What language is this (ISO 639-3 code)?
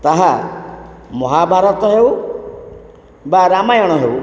ori